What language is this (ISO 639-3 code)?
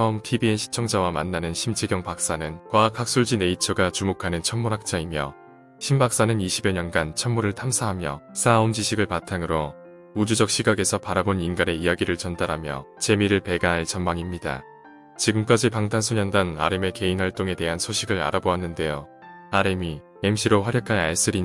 kor